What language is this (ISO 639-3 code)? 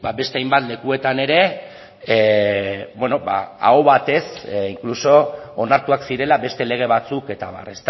eus